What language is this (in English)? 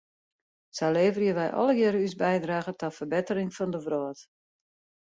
Western Frisian